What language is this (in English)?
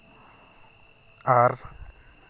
Santali